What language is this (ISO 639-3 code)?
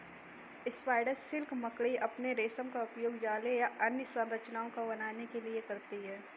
hin